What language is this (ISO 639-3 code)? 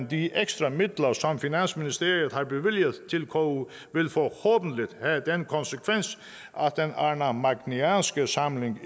dan